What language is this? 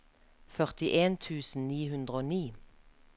Norwegian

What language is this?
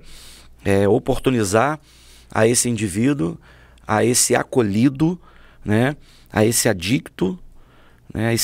Portuguese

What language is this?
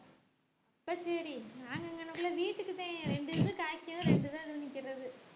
Tamil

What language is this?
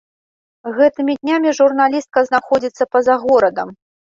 Belarusian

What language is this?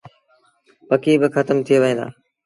Sindhi Bhil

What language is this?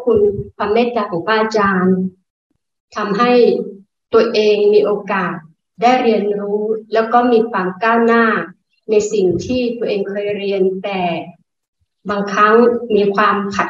Thai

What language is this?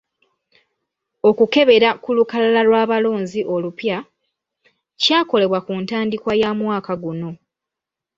Ganda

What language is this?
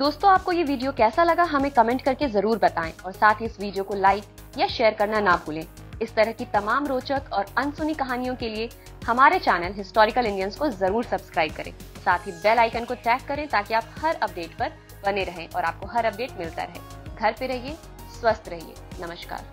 Hindi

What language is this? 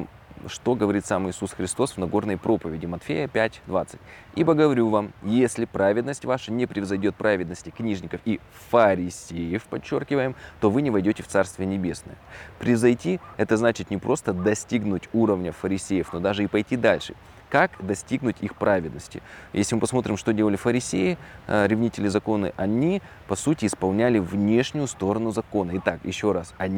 Russian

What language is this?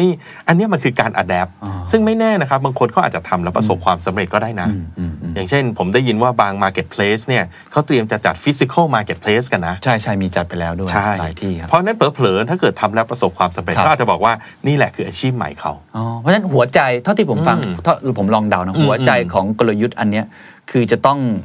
Thai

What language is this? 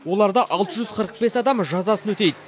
Kazakh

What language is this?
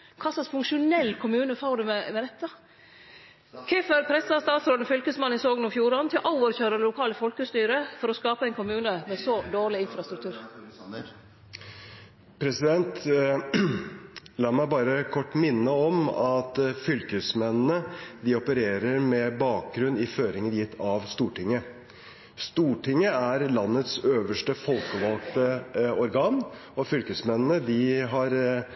Norwegian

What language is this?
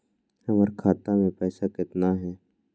Magahi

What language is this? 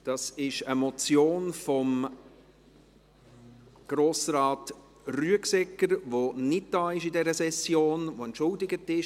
Swiss German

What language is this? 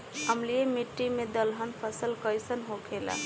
Bhojpuri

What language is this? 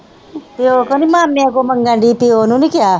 Punjabi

